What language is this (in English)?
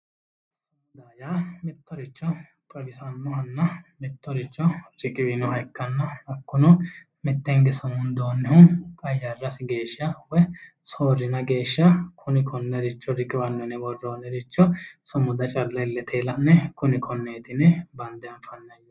Sidamo